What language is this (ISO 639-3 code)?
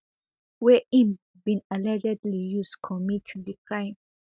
pcm